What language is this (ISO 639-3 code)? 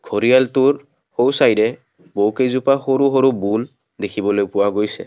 asm